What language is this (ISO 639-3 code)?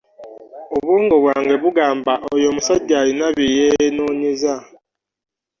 lug